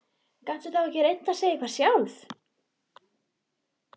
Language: Icelandic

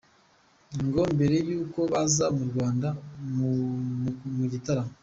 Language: Kinyarwanda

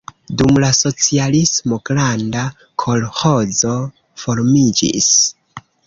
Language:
Esperanto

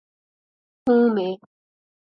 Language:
Urdu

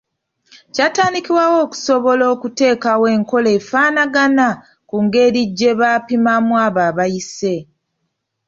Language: Ganda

